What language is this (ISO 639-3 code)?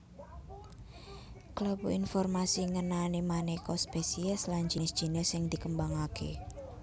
jav